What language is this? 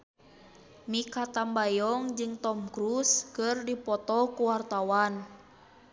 Sundanese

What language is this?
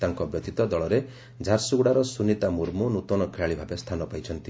Odia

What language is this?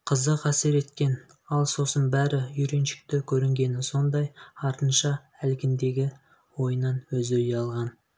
Kazakh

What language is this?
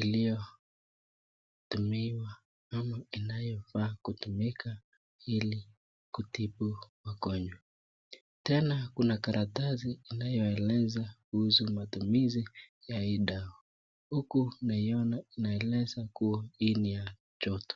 Swahili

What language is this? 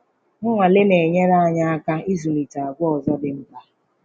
Igbo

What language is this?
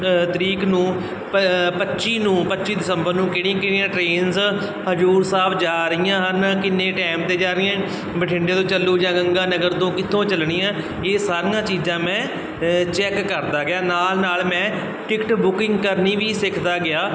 Punjabi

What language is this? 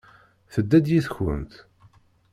Kabyle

